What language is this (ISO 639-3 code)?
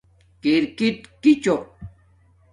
dmk